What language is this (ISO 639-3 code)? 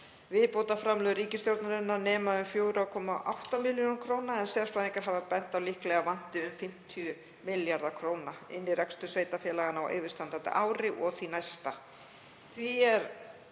isl